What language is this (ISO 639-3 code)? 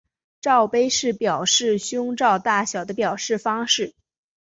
zho